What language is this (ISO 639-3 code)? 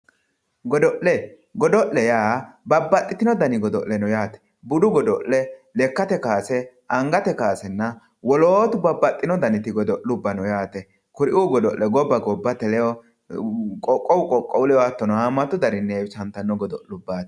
sid